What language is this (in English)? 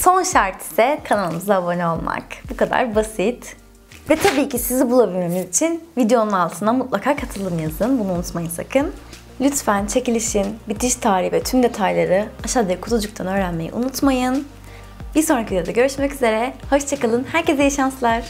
Turkish